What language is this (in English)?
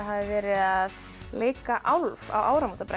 Icelandic